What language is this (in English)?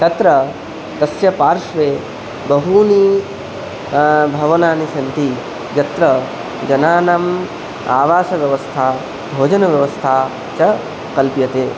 Sanskrit